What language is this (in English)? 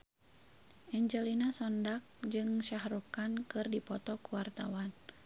Sundanese